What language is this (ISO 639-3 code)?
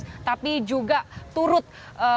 ind